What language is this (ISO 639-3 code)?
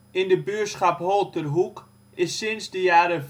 nld